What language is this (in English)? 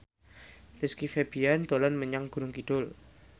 Javanese